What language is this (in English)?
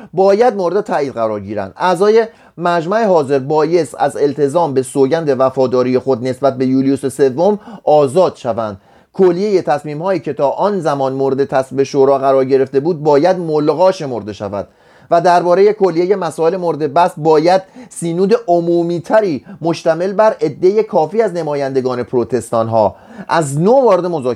Persian